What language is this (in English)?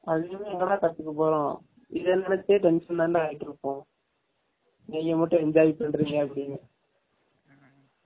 Tamil